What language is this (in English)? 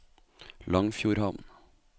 Norwegian